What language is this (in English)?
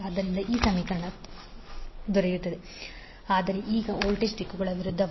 Kannada